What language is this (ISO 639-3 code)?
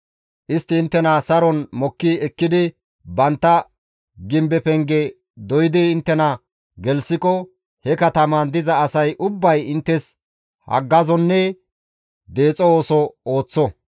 gmv